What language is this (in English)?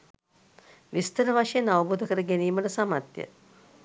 Sinhala